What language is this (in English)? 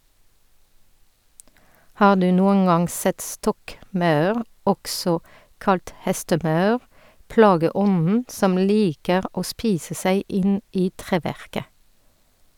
Norwegian